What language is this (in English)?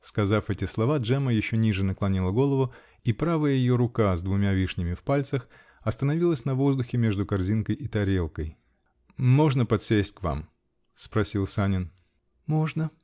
Russian